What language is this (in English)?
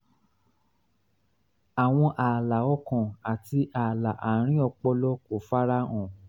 Yoruba